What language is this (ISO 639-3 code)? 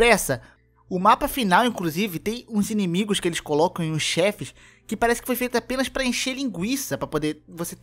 por